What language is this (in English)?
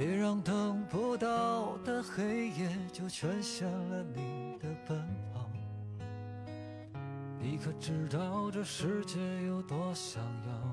Chinese